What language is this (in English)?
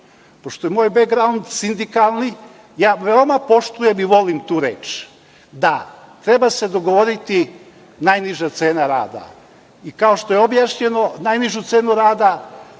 Serbian